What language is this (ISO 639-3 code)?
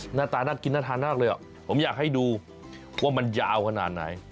tha